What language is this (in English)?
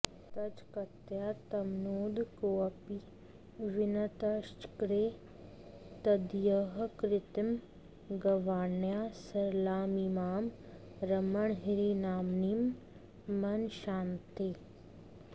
Sanskrit